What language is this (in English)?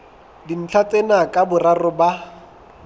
Southern Sotho